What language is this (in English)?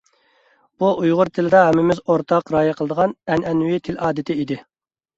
Uyghur